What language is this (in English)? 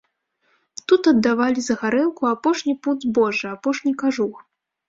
Belarusian